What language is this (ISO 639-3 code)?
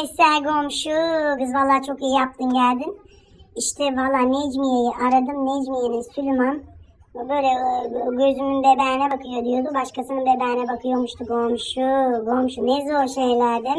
tur